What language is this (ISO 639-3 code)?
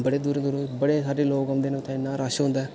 doi